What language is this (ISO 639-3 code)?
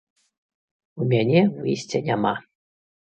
bel